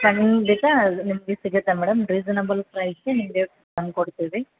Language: Kannada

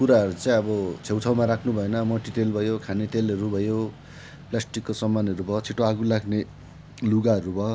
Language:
Nepali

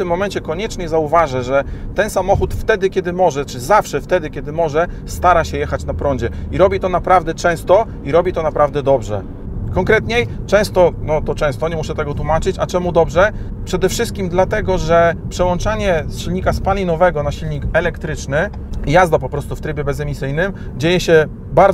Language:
Polish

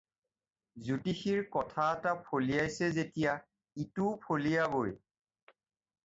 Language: Assamese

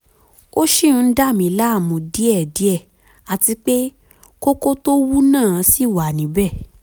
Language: Yoruba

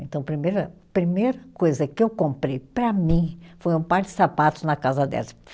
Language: Portuguese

